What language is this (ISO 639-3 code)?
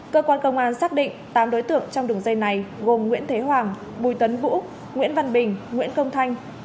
vie